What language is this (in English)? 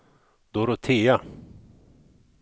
Swedish